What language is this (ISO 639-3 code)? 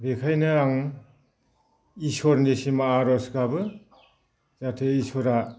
brx